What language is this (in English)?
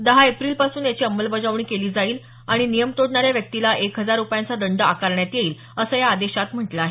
Marathi